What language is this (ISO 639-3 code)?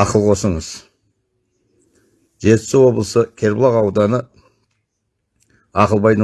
tur